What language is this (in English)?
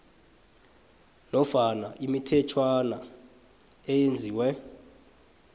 South Ndebele